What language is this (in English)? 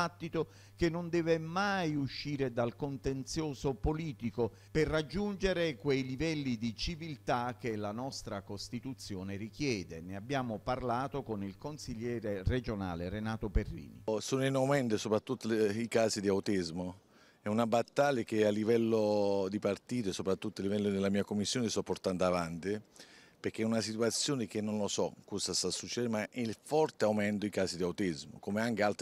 Italian